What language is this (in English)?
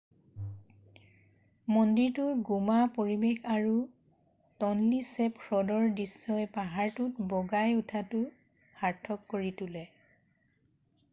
Assamese